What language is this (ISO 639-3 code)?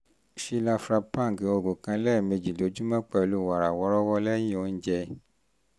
yor